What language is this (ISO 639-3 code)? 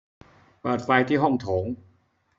tha